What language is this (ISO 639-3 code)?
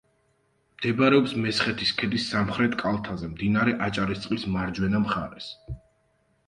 kat